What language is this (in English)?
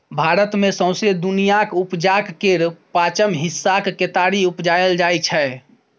Maithili